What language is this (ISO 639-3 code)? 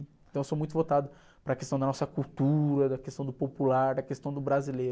por